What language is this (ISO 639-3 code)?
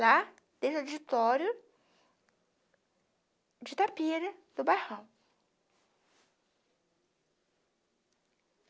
por